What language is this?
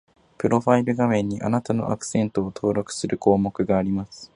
Japanese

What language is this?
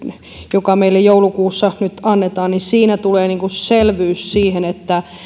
Finnish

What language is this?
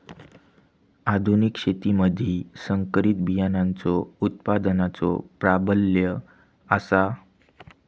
Marathi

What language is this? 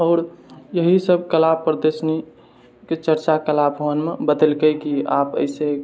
Maithili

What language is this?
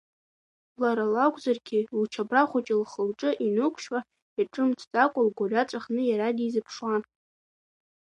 Abkhazian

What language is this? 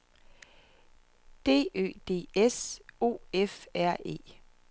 Danish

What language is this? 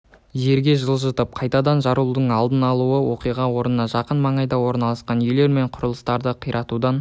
Kazakh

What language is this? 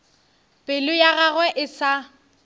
Northern Sotho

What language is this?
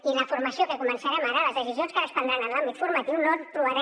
Catalan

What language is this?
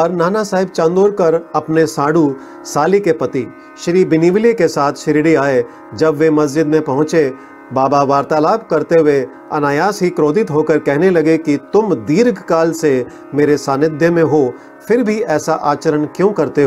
Hindi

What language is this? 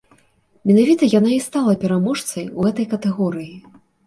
Belarusian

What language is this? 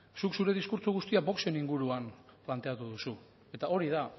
Basque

